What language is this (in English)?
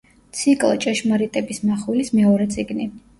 Georgian